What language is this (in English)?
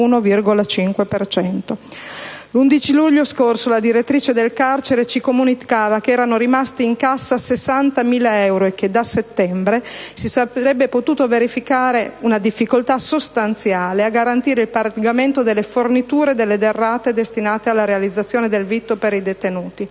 Italian